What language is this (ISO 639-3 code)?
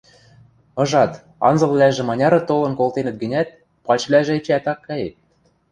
mrj